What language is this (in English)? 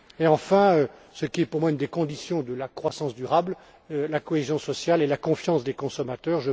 French